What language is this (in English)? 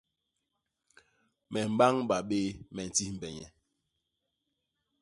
Basaa